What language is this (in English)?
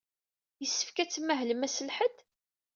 Kabyle